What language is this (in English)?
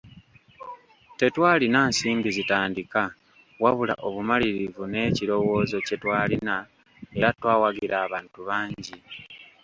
Ganda